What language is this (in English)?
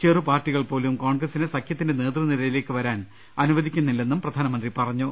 Malayalam